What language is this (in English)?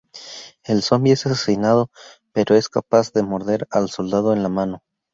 Spanish